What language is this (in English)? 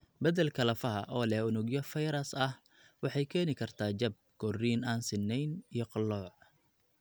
Somali